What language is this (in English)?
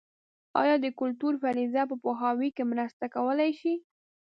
Pashto